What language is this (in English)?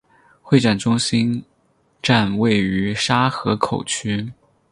Chinese